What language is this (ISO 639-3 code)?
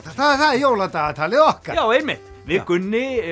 isl